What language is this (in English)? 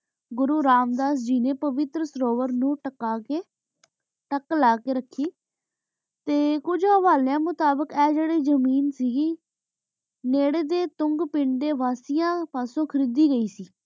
Punjabi